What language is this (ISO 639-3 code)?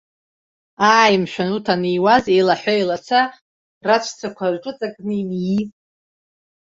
abk